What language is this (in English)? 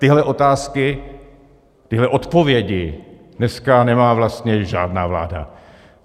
Czech